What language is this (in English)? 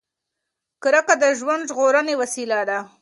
Pashto